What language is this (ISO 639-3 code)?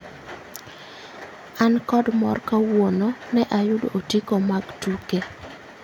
luo